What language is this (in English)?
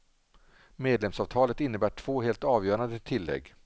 Swedish